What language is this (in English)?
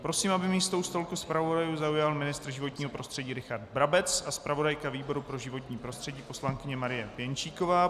Czech